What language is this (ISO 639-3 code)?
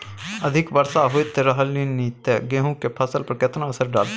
mai